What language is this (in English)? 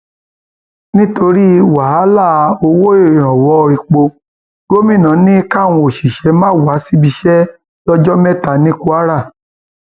Yoruba